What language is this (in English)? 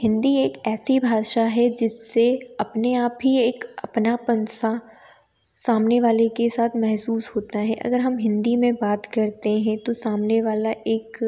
Hindi